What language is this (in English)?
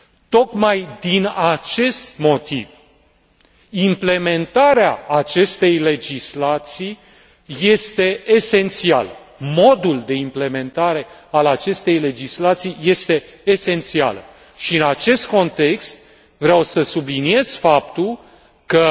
Romanian